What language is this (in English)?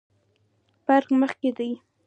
Pashto